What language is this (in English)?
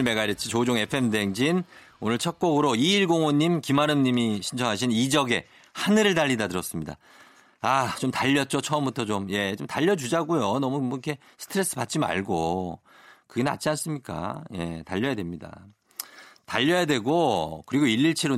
Korean